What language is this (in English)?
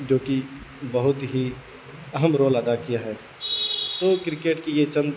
Urdu